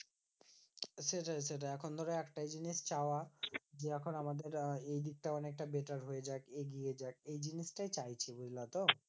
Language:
Bangla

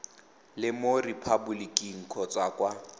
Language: Tswana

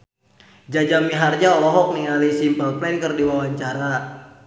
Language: Sundanese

